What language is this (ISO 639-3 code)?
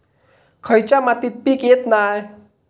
mar